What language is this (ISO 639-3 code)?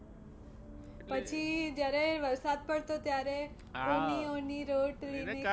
guj